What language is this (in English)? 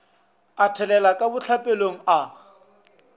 Northern Sotho